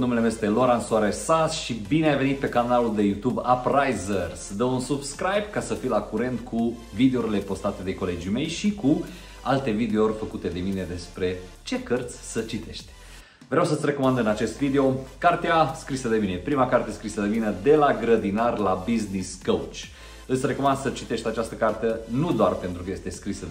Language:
Romanian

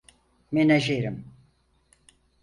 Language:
Turkish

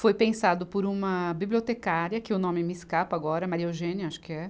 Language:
Portuguese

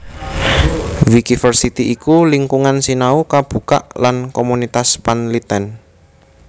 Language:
Javanese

